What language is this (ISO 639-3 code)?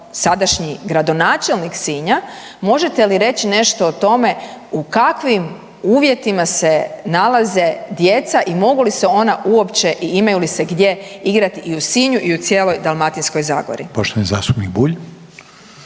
hrv